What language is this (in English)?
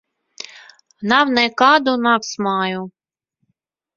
Latvian